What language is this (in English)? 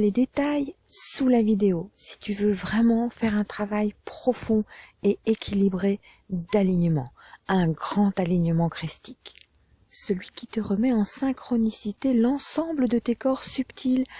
French